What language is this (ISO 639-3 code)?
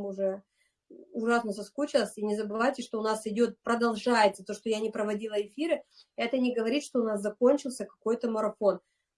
rus